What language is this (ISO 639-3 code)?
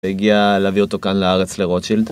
heb